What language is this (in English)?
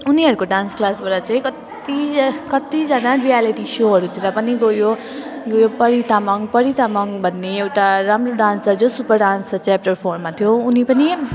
Nepali